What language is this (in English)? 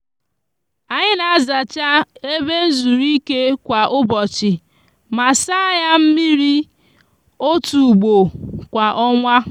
Igbo